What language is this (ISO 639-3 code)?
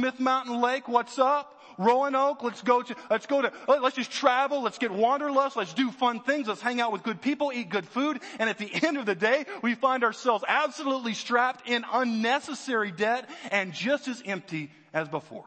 eng